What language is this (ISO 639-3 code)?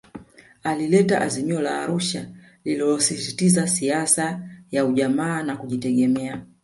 swa